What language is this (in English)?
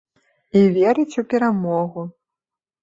Belarusian